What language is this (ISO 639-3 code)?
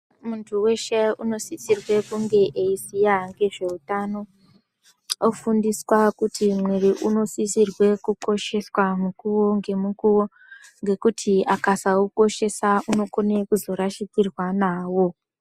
ndc